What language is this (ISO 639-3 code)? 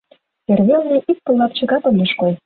chm